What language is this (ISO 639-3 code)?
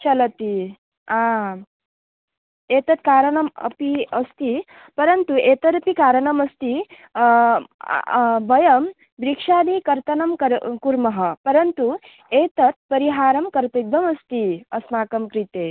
san